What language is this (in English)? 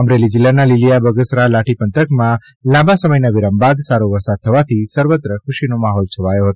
Gujarati